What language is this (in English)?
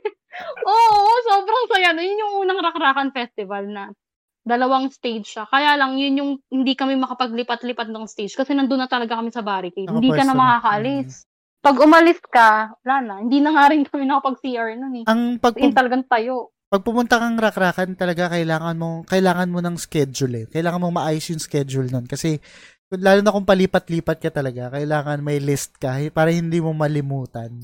Filipino